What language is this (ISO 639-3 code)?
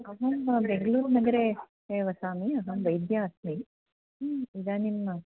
san